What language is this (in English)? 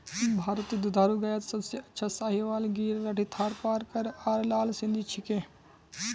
Magahi